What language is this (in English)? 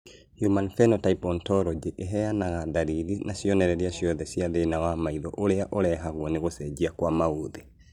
Kikuyu